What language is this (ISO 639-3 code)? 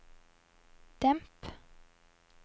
nor